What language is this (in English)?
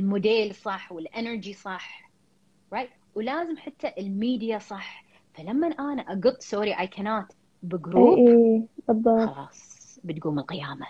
Arabic